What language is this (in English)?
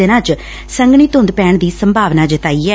Punjabi